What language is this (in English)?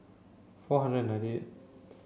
English